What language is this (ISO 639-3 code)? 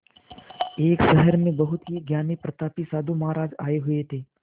hin